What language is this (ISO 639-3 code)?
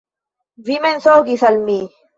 epo